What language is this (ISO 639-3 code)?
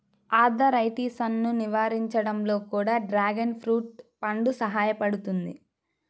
tel